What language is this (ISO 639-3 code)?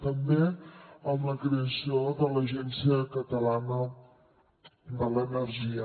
cat